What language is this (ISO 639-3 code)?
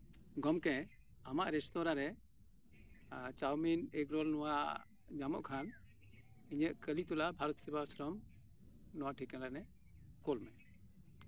sat